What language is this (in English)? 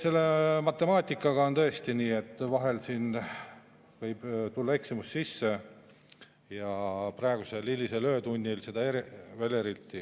Estonian